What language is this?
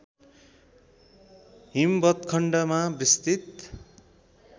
Nepali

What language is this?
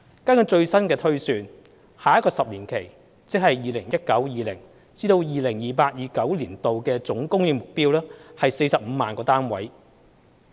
Cantonese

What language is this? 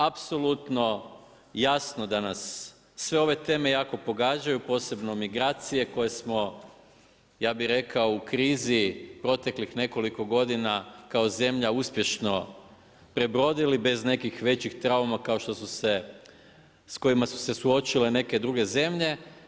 Croatian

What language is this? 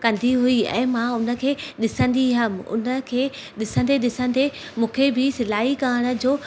Sindhi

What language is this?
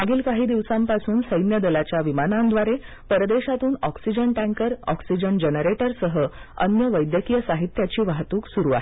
Marathi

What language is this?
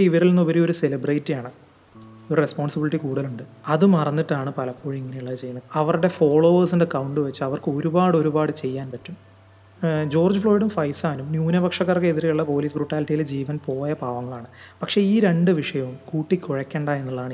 Malayalam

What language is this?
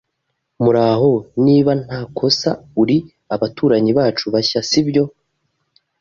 Kinyarwanda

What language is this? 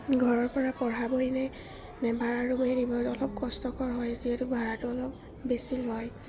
Assamese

